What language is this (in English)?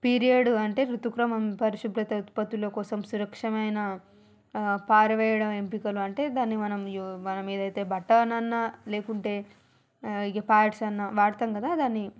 Telugu